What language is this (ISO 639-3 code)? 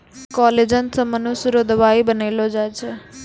mai